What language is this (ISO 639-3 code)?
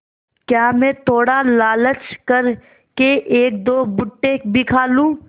hin